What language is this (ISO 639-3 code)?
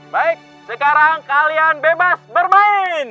ind